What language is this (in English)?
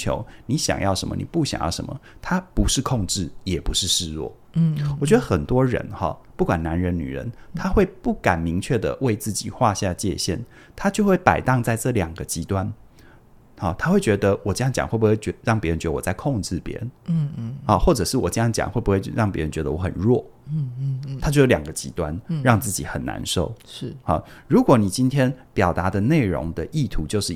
Chinese